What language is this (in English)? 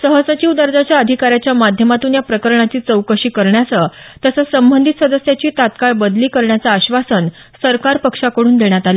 Marathi